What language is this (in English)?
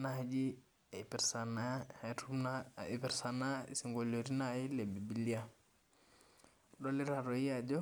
Masai